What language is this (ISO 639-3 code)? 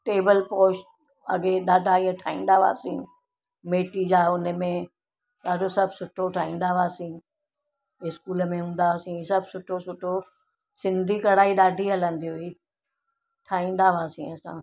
snd